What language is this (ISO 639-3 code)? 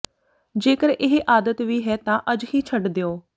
pan